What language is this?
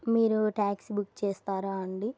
Telugu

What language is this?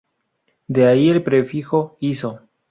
Spanish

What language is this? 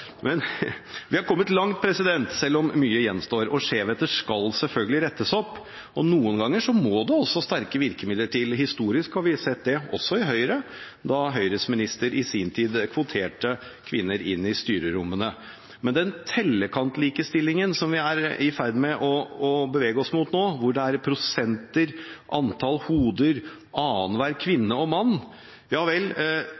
Norwegian Bokmål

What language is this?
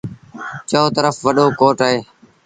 Sindhi Bhil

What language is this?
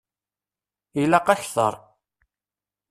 Kabyle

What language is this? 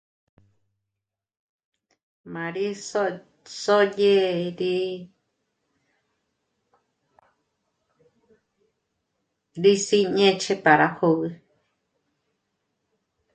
Michoacán Mazahua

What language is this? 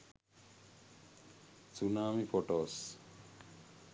Sinhala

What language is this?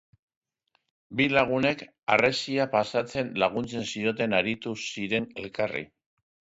Basque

